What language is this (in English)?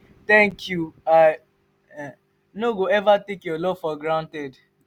Nigerian Pidgin